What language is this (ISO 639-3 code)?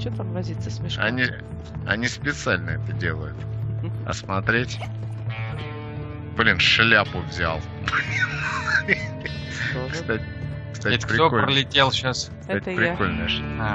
rus